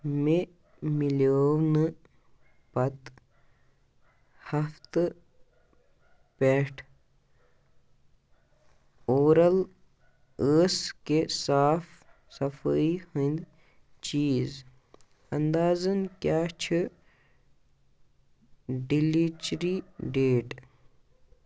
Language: Kashmiri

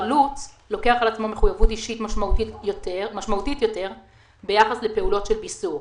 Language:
Hebrew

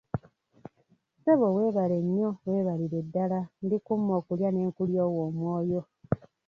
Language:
Ganda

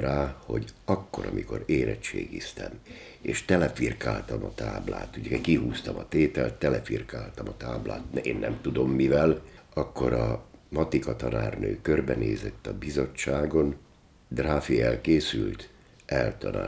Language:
Hungarian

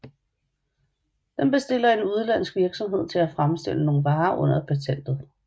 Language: Danish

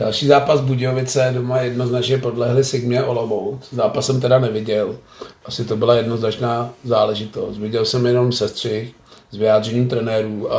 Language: Czech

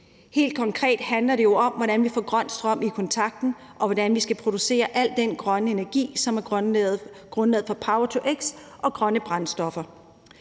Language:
Danish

